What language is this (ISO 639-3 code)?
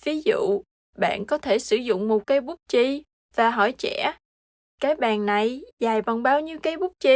vie